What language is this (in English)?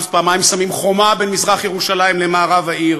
Hebrew